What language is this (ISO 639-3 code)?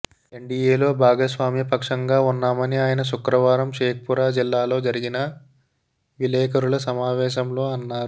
tel